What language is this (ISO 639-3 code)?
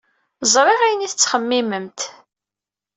kab